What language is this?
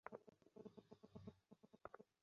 Bangla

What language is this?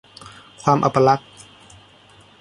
Thai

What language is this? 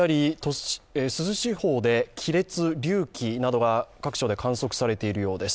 Japanese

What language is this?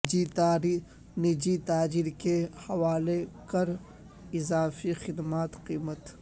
Urdu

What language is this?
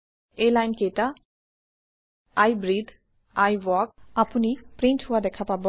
Assamese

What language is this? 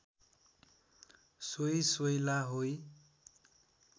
Nepali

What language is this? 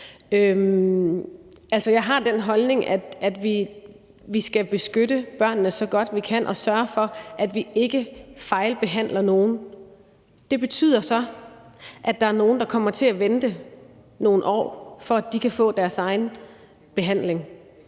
Danish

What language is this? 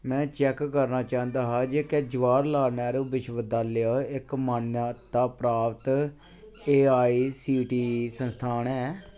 Dogri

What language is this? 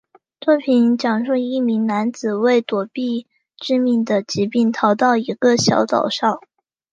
Chinese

